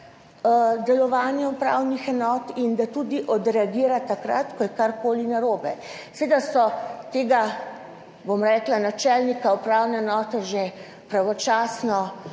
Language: Slovenian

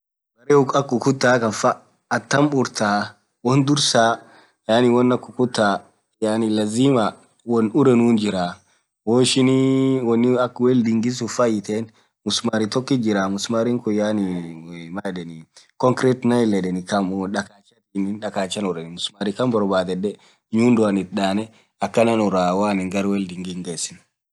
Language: Orma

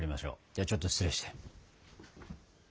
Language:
Japanese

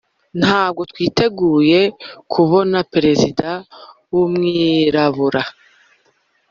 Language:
Kinyarwanda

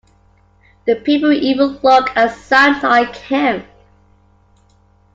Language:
English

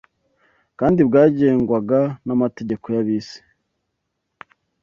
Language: Kinyarwanda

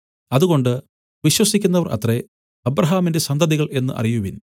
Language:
Malayalam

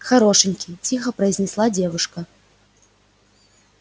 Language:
Russian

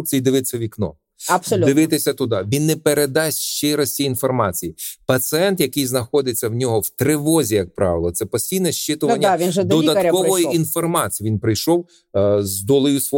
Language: Ukrainian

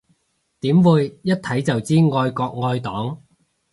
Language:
Cantonese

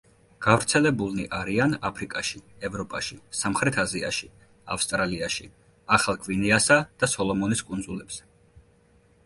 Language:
Georgian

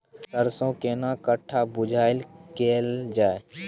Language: Maithili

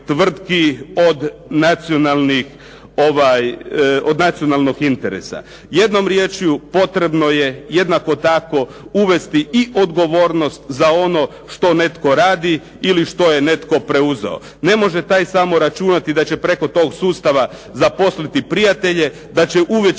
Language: Croatian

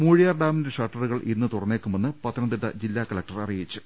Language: Malayalam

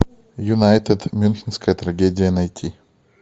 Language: Russian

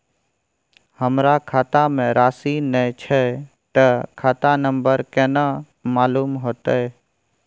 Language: Maithili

